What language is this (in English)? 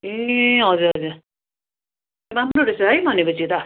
Nepali